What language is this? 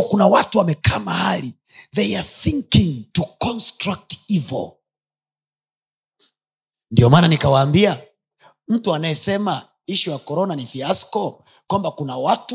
Swahili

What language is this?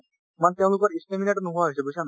Assamese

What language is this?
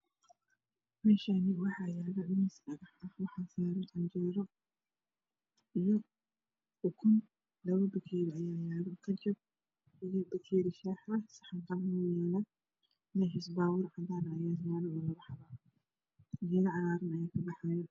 Somali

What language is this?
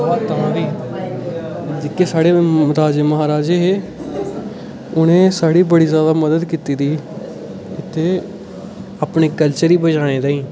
Dogri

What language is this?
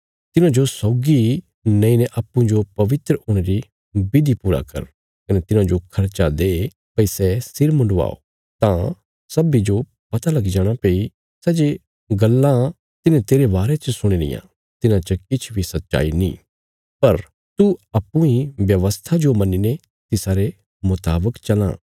Bilaspuri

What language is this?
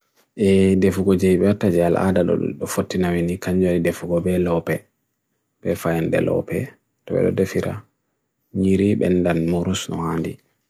Bagirmi Fulfulde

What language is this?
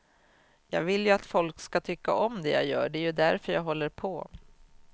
Swedish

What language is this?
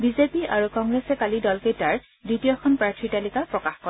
Assamese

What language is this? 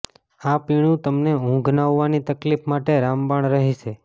Gujarati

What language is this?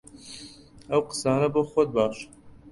Central Kurdish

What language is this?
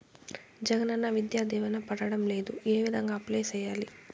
Telugu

